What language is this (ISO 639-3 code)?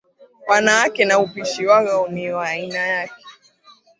swa